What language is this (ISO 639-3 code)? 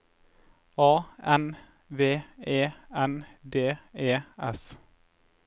nor